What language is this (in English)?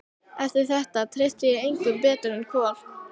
Icelandic